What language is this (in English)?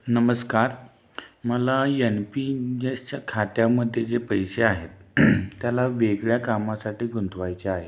Marathi